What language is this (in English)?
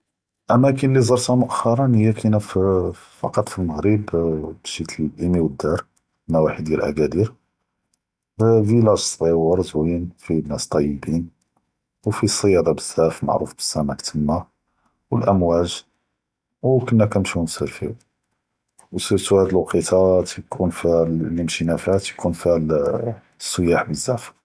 Judeo-Arabic